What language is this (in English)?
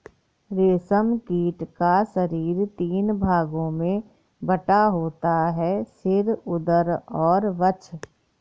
Hindi